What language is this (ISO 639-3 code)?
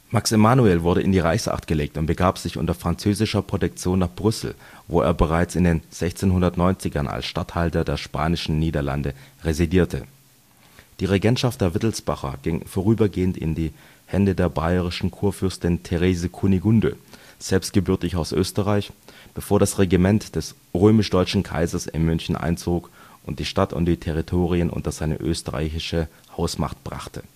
deu